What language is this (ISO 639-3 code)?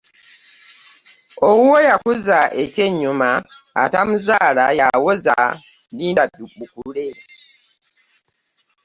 lug